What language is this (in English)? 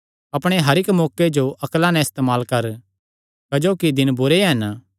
Kangri